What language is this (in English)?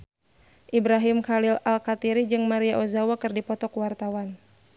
Sundanese